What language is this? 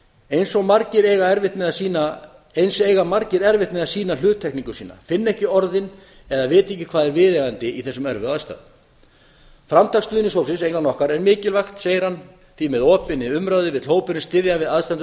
Icelandic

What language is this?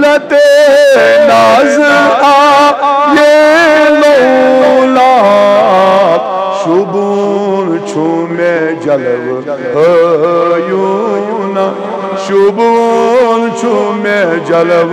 Arabic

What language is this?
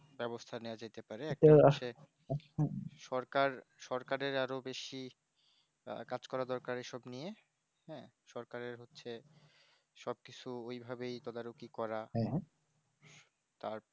Bangla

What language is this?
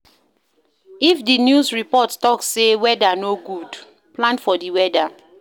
Nigerian Pidgin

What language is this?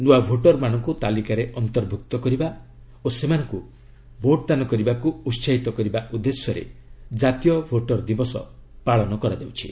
Odia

